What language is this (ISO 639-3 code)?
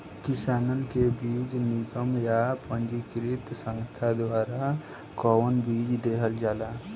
bho